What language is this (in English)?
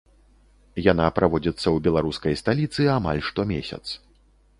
Belarusian